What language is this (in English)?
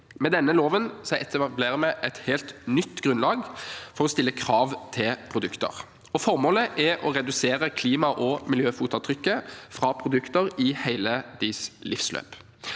Norwegian